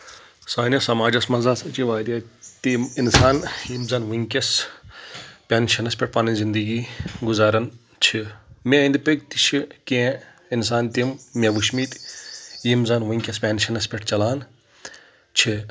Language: Kashmiri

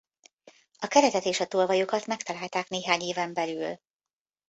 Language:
Hungarian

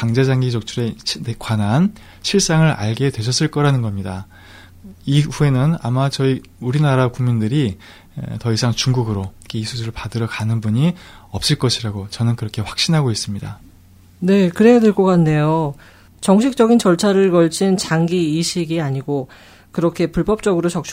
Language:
Korean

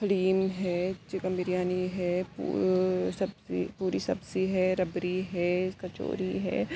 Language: Urdu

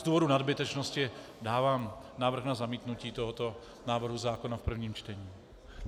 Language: Czech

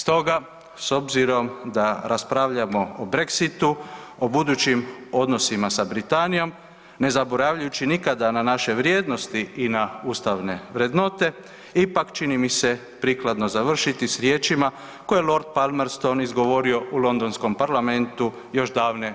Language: Croatian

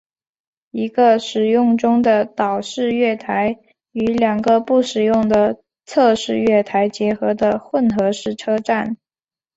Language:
Chinese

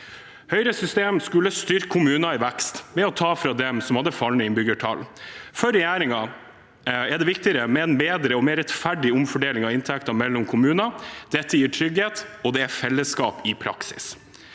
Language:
Norwegian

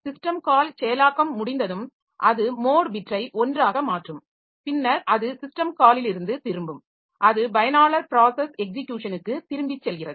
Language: Tamil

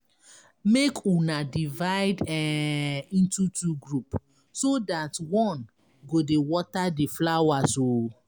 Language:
Nigerian Pidgin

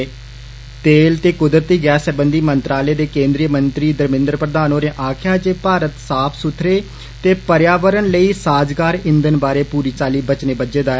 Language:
Dogri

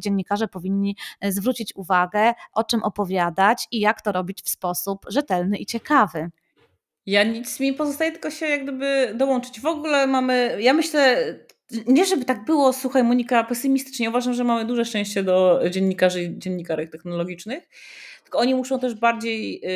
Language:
Polish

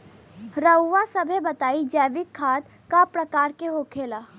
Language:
Bhojpuri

